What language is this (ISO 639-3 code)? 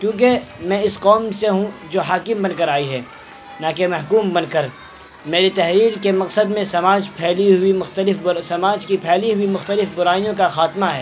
urd